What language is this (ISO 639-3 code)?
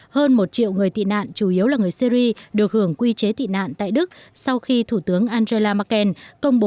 vie